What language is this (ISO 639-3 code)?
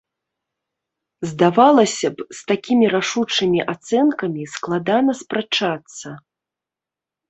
bel